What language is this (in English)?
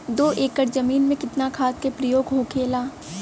Bhojpuri